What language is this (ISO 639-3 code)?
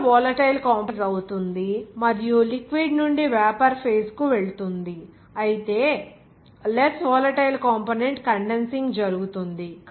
tel